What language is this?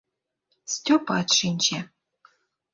Mari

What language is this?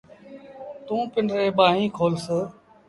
Sindhi Bhil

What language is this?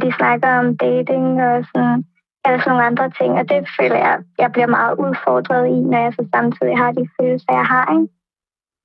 Danish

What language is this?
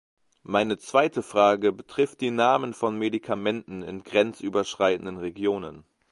German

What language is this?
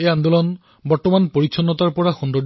Assamese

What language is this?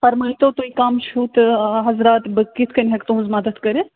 Kashmiri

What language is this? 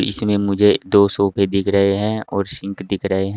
Hindi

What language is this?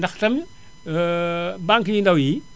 Wolof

